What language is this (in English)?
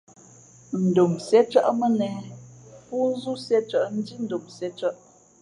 Fe'fe'